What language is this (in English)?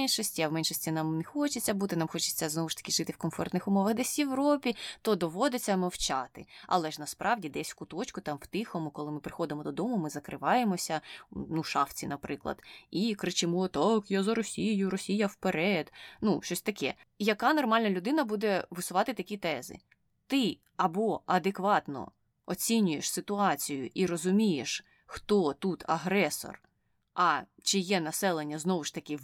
Ukrainian